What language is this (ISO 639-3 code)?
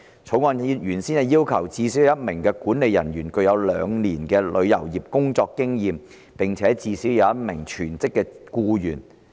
yue